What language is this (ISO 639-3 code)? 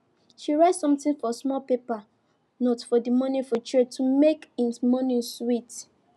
pcm